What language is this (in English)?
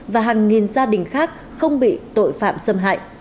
Vietnamese